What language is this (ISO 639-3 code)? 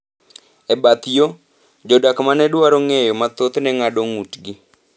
luo